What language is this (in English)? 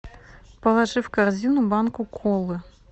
Russian